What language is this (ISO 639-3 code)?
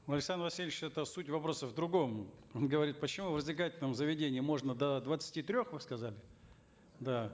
kaz